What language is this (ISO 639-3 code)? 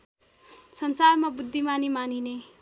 nep